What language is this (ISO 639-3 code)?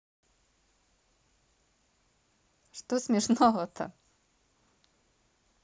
rus